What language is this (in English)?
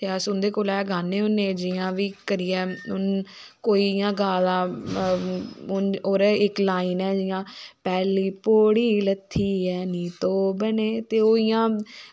Dogri